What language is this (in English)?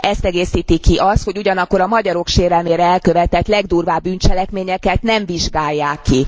Hungarian